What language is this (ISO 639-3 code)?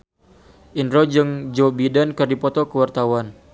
sun